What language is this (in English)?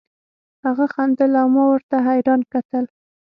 Pashto